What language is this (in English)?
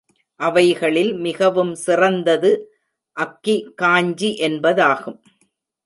Tamil